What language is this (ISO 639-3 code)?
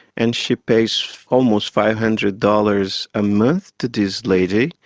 eng